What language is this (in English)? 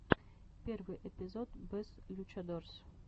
Russian